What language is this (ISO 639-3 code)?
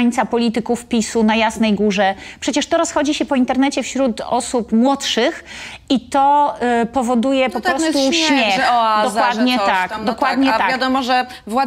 pol